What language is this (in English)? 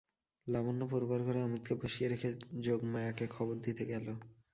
Bangla